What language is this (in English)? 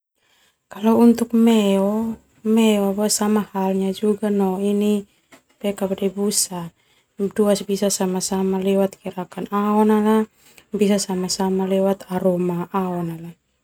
Termanu